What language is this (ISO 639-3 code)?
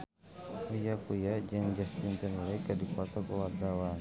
sun